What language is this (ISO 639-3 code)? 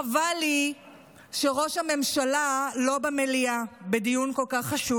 heb